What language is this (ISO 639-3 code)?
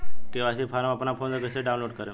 bho